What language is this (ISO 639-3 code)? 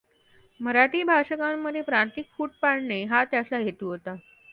mar